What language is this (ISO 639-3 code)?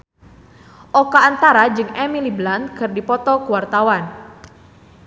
sun